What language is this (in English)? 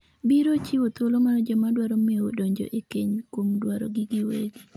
Luo (Kenya and Tanzania)